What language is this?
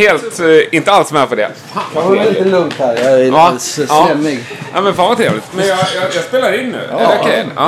Swedish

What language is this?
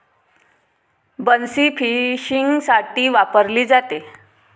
Marathi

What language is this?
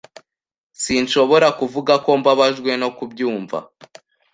Kinyarwanda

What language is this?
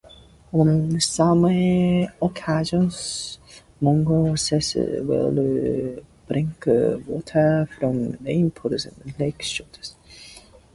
English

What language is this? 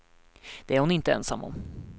Swedish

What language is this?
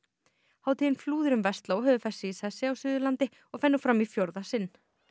Icelandic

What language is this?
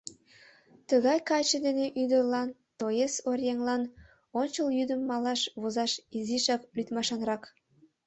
Mari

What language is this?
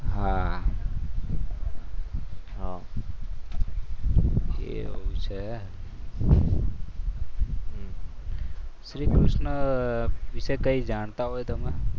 Gujarati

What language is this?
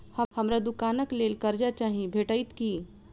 Maithili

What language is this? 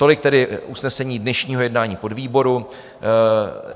Czech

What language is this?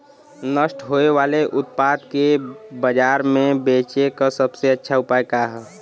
Bhojpuri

